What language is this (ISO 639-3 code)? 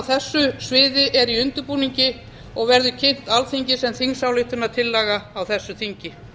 isl